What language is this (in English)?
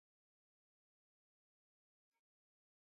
Swahili